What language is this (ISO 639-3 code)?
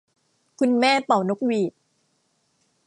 tha